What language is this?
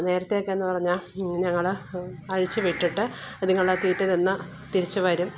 Malayalam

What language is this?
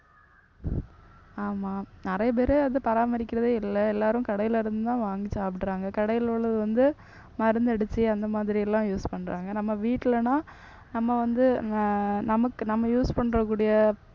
Tamil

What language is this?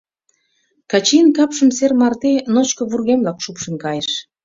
Mari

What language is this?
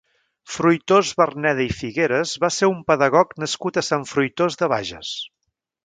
Catalan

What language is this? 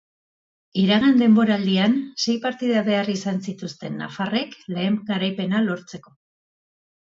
Basque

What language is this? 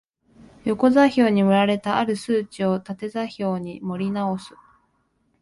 Japanese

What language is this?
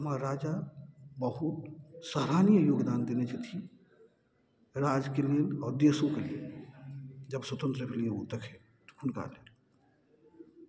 Maithili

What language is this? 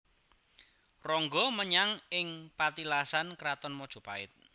Javanese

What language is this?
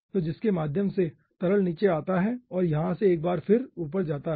Hindi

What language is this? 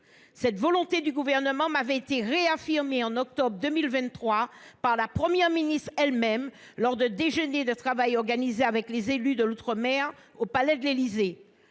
French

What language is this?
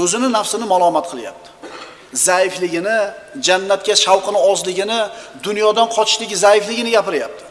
Turkish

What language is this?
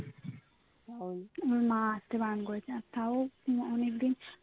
Bangla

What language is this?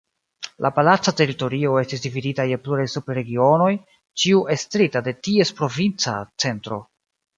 Esperanto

